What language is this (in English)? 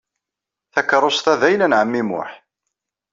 Kabyle